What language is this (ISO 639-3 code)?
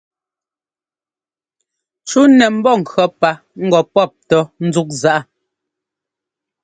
jgo